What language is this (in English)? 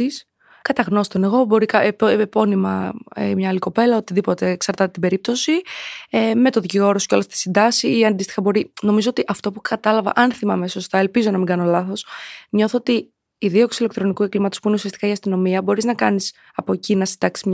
Greek